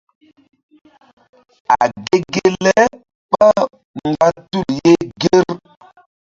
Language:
Mbum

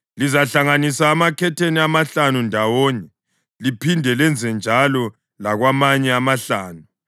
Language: North Ndebele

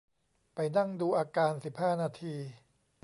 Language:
Thai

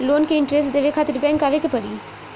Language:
Bhojpuri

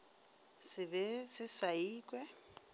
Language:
Northern Sotho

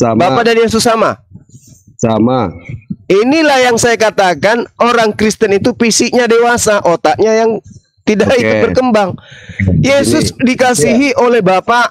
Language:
Indonesian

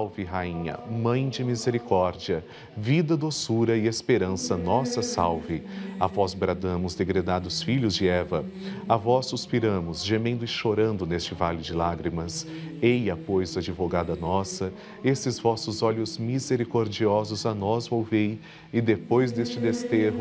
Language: Portuguese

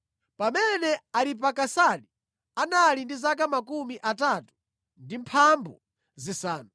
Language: Nyanja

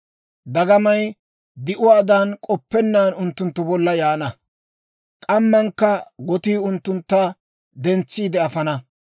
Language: Dawro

